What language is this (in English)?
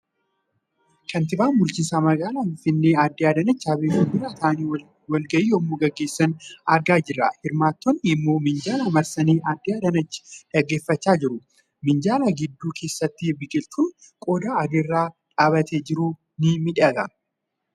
Oromo